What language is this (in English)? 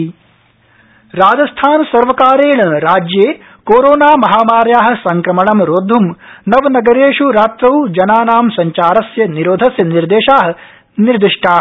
Sanskrit